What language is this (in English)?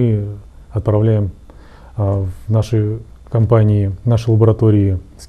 Russian